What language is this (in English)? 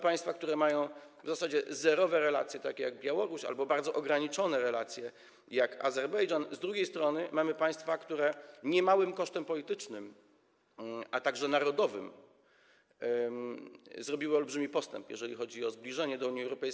Polish